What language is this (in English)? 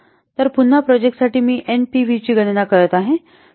Marathi